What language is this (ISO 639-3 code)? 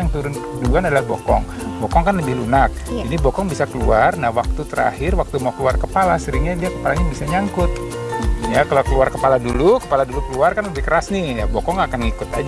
ind